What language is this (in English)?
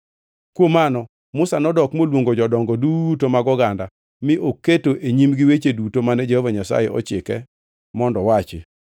Luo (Kenya and Tanzania)